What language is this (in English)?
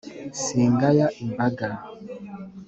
Kinyarwanda